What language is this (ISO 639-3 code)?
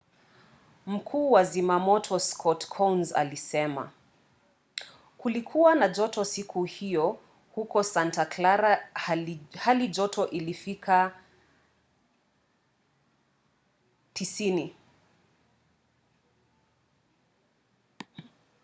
swa